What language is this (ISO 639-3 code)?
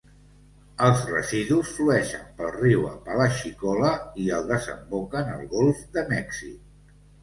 cat